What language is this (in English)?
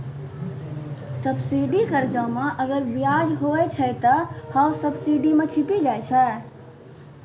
Maithili